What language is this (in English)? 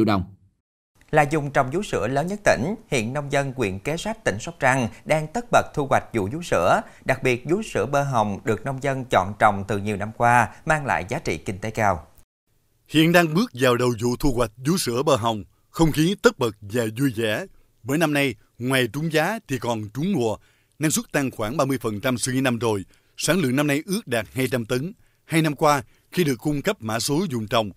Vietnamese